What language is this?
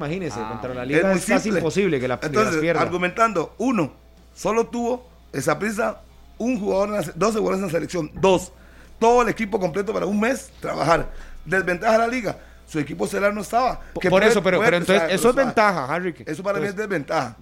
Spanish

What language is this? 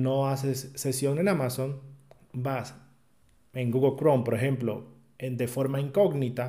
Spanish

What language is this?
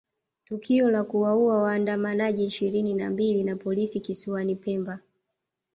Swahili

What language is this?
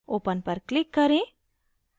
Hindi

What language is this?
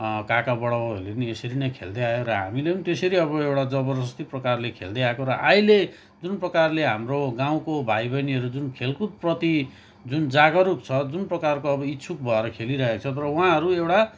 Nepali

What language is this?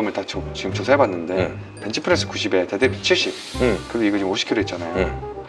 Korean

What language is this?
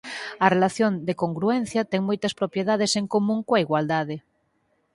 Galician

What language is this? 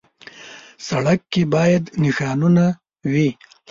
Pashto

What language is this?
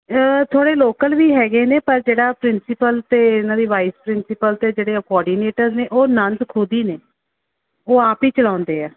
Punjabi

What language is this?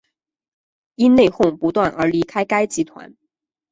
Chinese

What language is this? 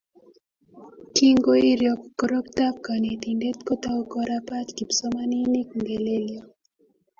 Kalenjin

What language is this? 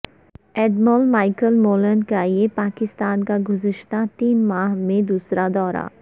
Urdu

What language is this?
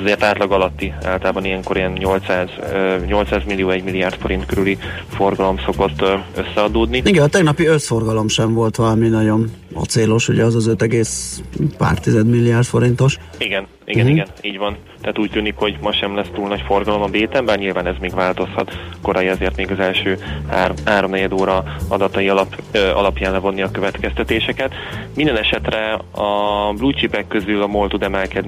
Hungarian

